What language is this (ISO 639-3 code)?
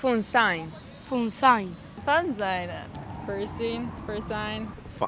hun